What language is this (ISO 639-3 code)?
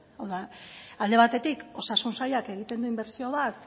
eus